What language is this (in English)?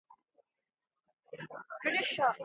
Irish